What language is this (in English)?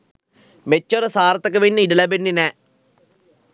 Sinhala